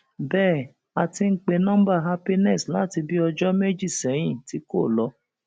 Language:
Yoruba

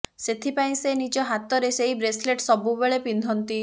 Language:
Odia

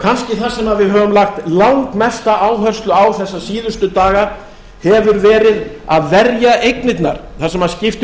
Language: Icelandic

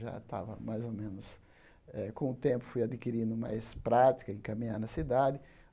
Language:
Portuguese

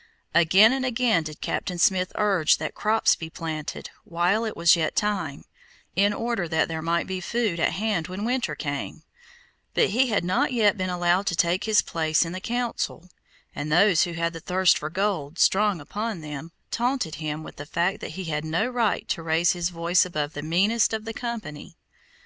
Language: English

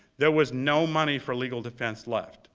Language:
English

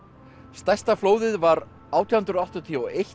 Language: Icelandic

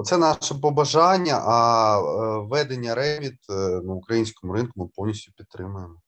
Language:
Ukrainian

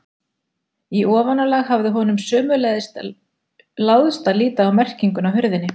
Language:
Icelandic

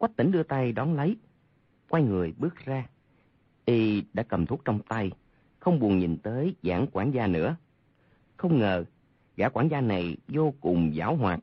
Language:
Vietnamese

